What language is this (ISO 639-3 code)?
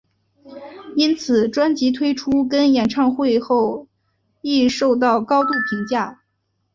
zho